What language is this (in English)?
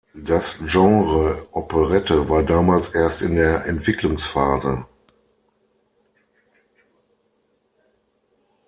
German